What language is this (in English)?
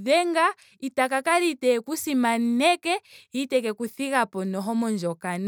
Ndonga